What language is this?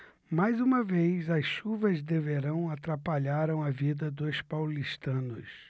Portuguese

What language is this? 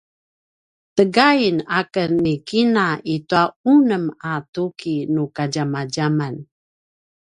Paiwan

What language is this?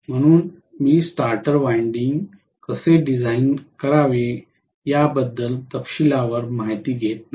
Marathi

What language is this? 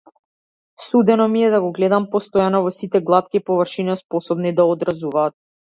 Macedonian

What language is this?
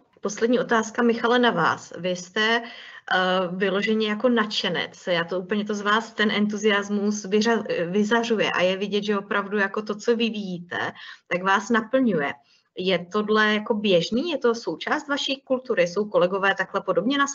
Czech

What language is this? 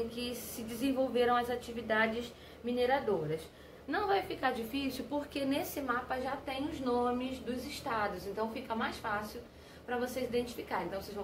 Portuguese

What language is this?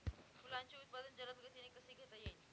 Marathi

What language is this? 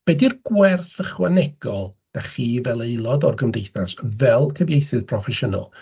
Welsh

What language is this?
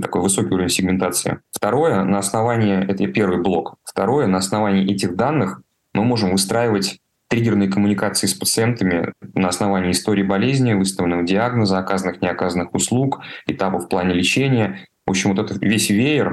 Russian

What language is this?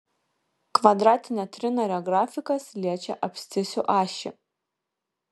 Lithuanian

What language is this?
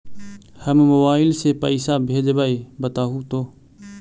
Magahi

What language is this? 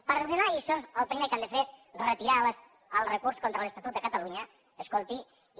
Catalan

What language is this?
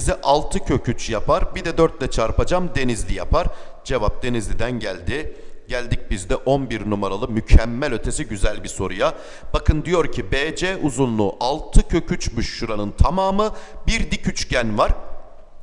Turkish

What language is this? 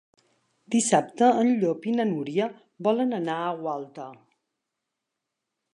Catalan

